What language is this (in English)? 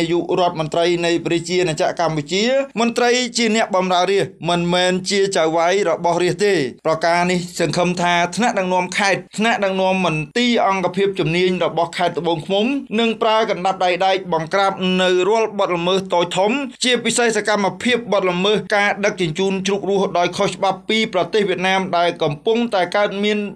Thai